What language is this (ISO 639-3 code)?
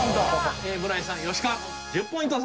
jpn